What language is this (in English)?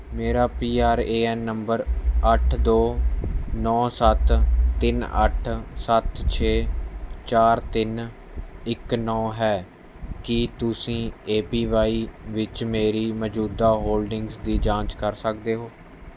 Punjabi